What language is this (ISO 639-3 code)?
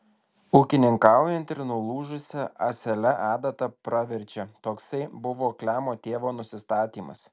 lit